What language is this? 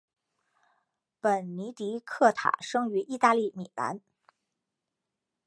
Chinese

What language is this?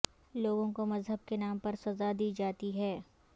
Urdu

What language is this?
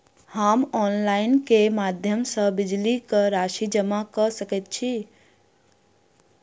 Maithili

